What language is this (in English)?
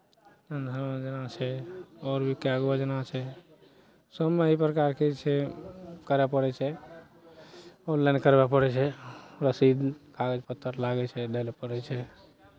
Maithili